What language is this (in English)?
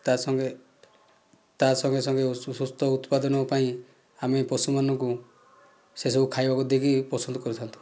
Odia